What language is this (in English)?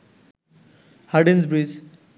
Bangla